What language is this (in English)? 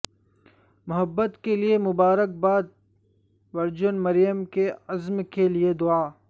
Urdu